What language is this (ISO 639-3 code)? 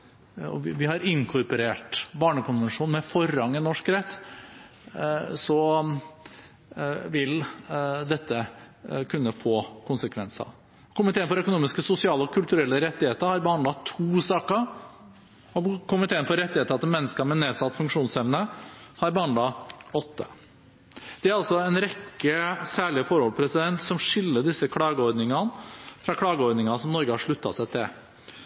nob